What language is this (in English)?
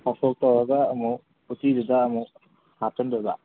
Manipuri